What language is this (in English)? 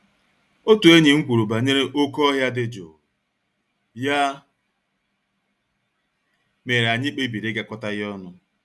Igbo